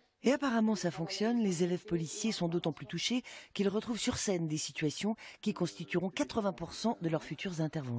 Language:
French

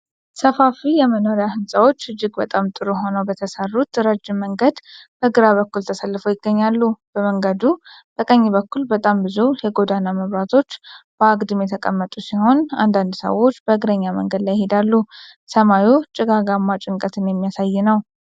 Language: Amharic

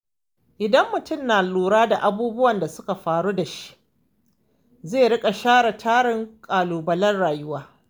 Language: Hausa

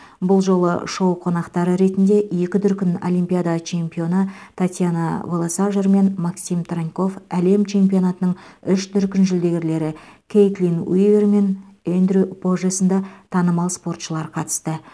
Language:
Kazakh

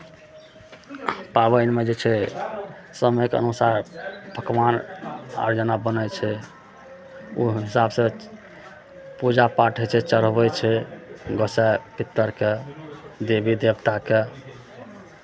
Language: Maithili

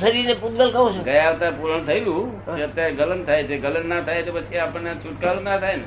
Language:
Gujarati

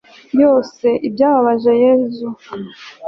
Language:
Kinyarwanda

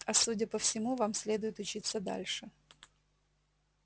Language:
Russian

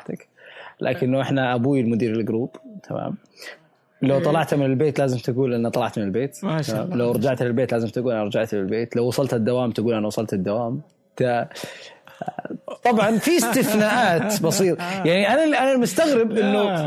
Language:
Arabic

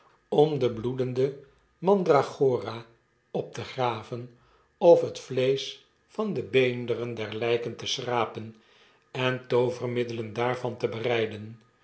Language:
Dutch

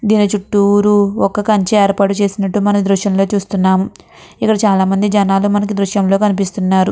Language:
Telugu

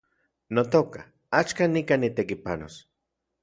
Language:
Central Puebla Nahuatl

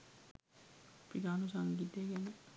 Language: Sinhala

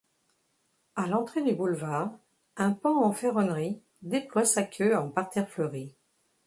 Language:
French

